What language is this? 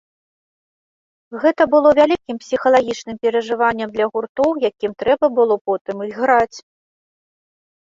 Belarusian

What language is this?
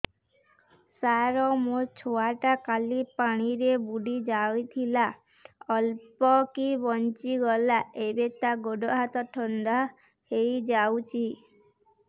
Odia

